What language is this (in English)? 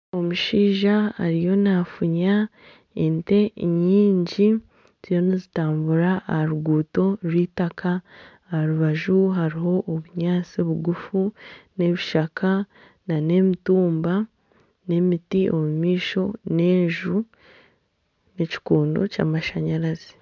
Nyankole